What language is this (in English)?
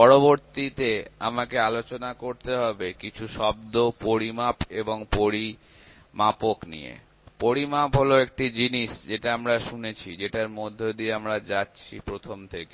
Bangla